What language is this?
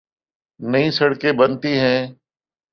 Urdu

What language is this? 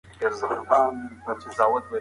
Pashto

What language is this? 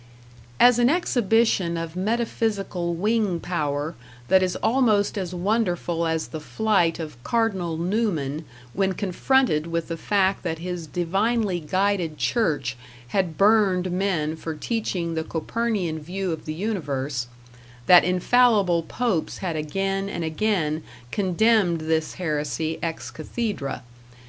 English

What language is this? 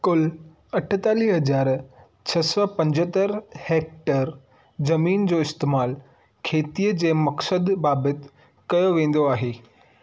Sindhi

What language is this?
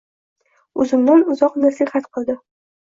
Uzbek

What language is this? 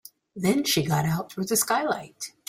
English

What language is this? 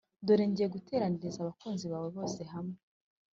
Kinyarwanda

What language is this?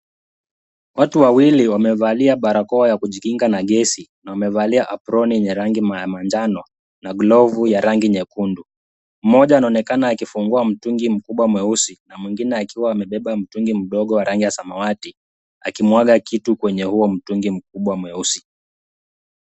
Swahili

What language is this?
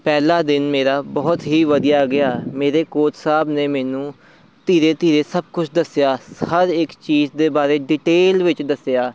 Punjabi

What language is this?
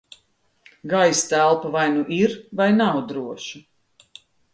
Latvian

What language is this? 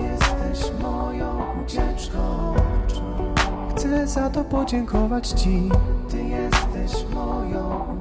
Polish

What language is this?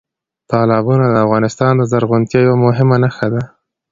Pashto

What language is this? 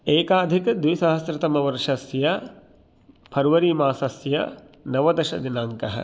Sanskrit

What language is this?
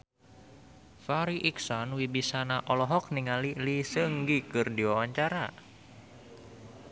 Sundanese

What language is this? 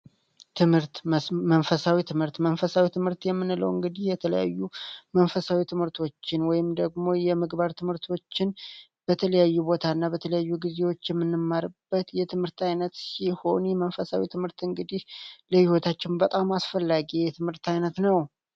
Amharic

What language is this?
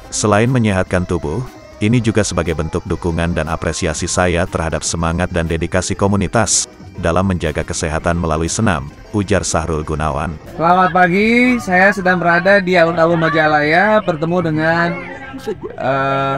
Indonesian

